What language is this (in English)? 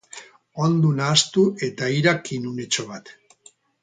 Basque